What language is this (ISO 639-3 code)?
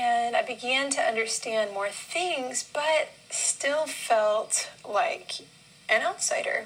eng